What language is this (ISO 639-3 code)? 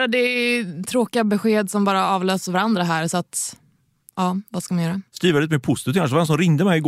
swe